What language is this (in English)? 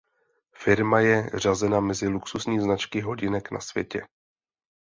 Czech